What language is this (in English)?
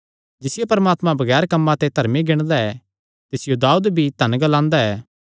Kangri